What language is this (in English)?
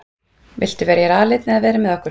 Icelandic